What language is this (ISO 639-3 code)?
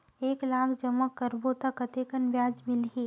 hne